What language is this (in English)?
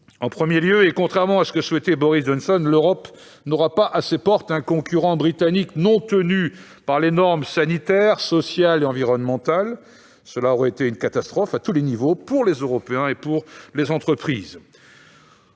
French